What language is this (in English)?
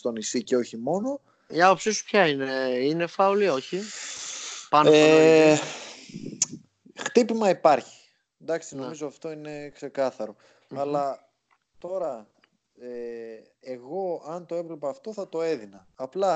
Greek